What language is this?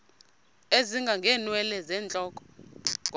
Xhosa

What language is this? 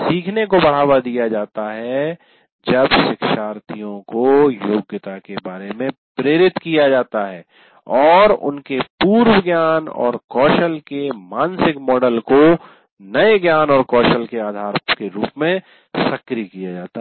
Hindi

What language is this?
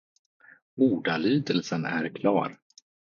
Swedish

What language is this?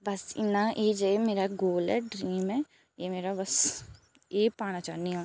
Dogri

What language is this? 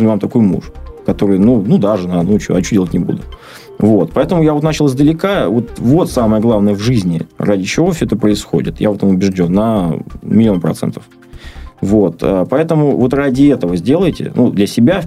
Russian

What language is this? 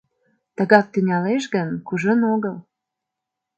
Mari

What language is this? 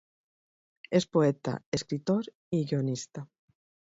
Spanish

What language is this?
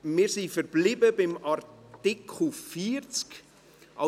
Swiss German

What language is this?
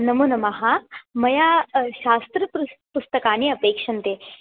Sanskrit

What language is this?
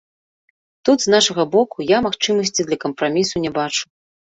Belarusian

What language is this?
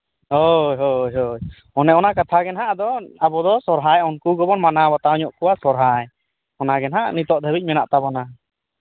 Santali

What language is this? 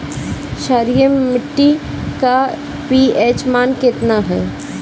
Bhojpuri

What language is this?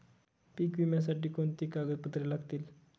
Marathi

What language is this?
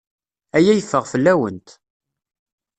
Kabyle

